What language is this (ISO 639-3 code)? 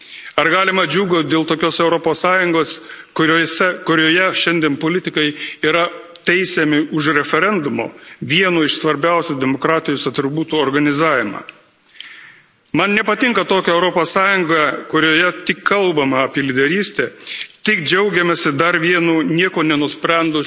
lit